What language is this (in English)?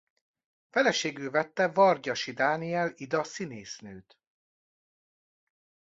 Hungarian